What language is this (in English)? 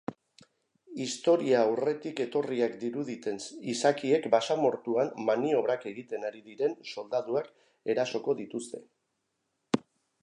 Basque